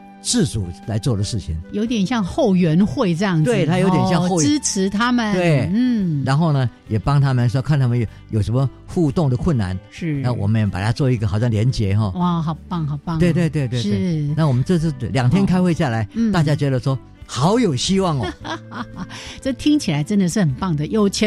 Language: Chinese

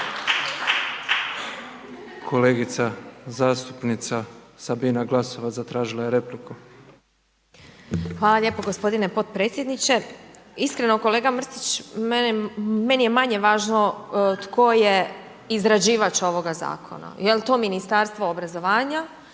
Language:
Croatian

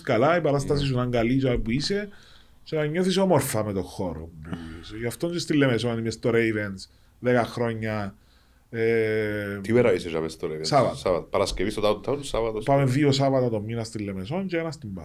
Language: Greek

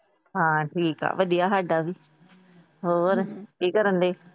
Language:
Punjabi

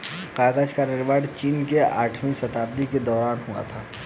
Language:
Hindi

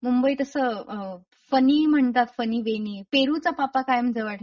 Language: Marathi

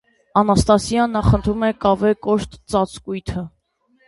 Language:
Armenian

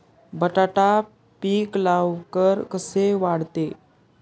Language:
Marathi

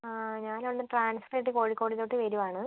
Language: Malayalam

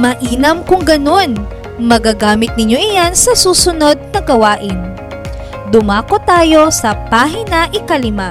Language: Filipino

